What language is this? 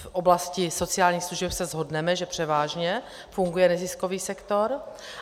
Czech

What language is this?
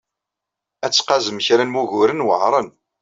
Kabyle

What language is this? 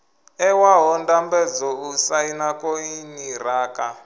Venda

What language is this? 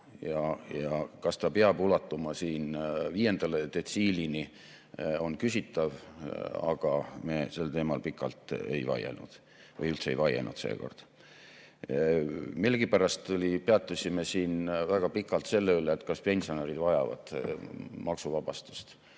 Estonian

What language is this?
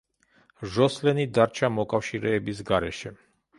Georgian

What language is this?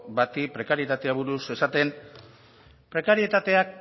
Basque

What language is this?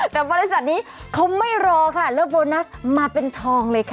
Thai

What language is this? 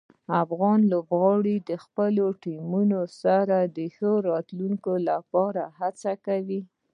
Pashto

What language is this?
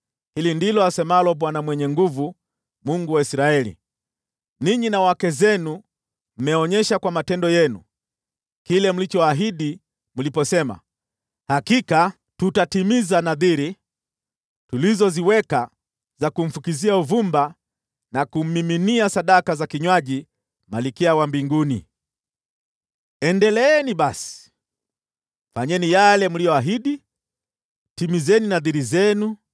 Swahili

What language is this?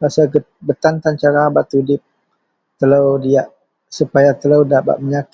Central Melanau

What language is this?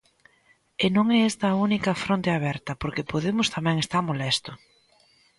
Galician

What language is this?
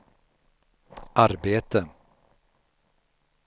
Swedish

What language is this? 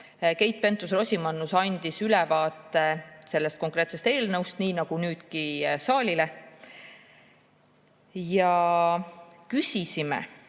Estonian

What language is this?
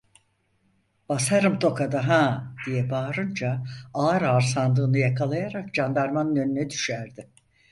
Turkish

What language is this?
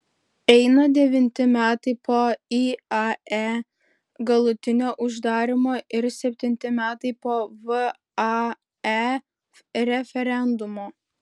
Lithuanian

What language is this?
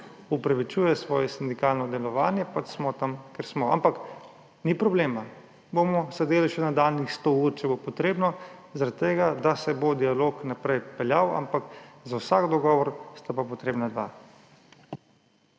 Slovenian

